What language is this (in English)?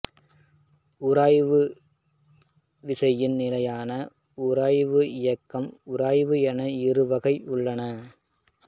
Tamil